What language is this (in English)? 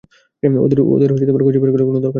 Bangla